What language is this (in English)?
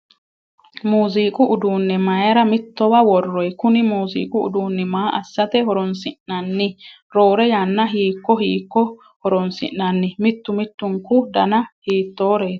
Sidamo